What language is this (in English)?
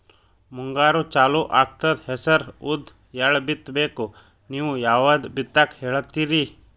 Kannada